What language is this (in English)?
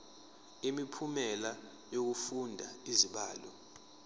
Zulu